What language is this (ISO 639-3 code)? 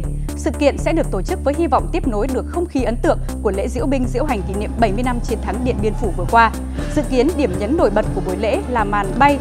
vie